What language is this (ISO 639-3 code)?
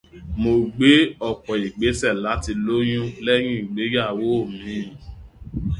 yor